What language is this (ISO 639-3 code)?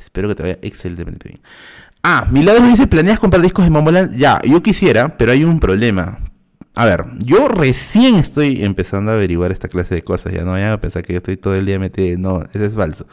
spa